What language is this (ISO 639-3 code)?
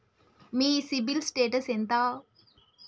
tel